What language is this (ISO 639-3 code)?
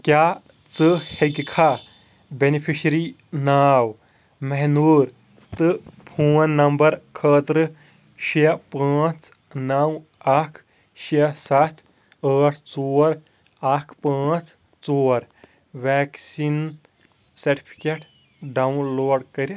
kas